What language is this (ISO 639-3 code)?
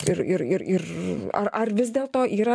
lit